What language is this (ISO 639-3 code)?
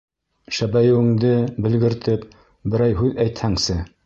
bak